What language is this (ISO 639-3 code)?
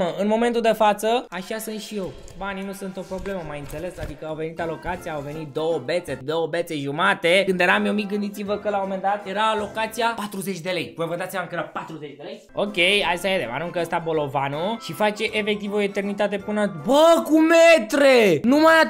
ron